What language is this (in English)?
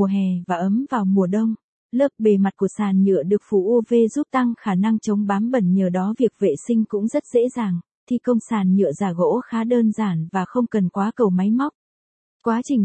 Vietnamese